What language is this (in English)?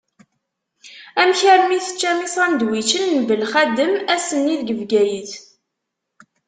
Kabyle